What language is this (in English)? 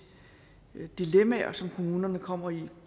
Danish